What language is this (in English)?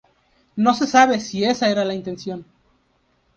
Spanish